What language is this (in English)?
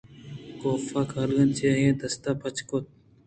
Eastern Balochi